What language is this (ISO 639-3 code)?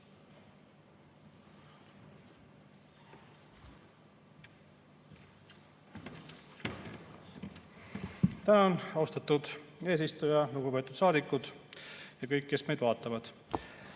est